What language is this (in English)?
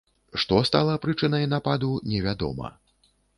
Belarusian